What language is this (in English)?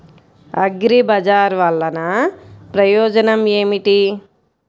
Telugu